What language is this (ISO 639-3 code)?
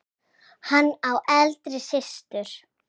isl